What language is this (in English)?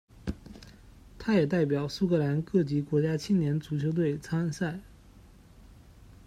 Chinese